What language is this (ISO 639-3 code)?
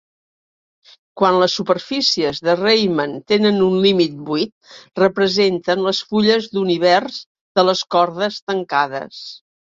cat